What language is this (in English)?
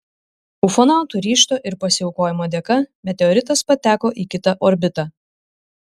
Lithuanian